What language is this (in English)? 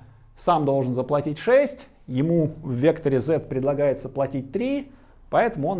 Russian